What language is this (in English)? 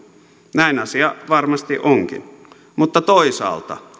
Finnish